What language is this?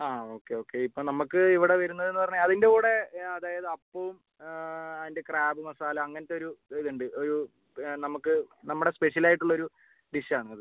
Malayalam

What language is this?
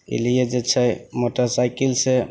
Maithili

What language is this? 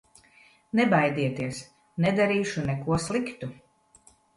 Latvian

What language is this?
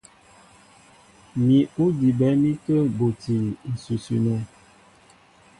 Mbo (Cameroon)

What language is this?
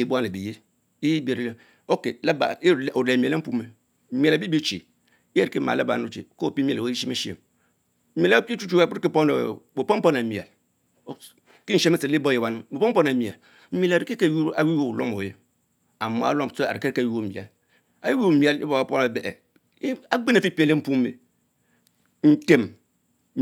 Mbe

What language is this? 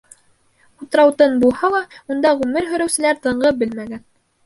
Bashkir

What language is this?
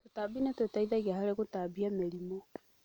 Kikuyu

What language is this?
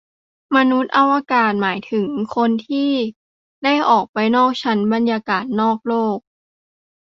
Thai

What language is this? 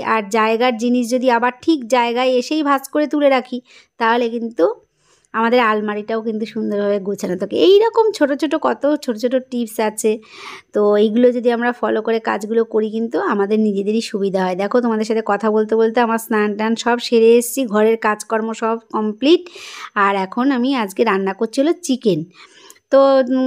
Bangla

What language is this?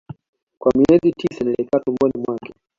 Swahili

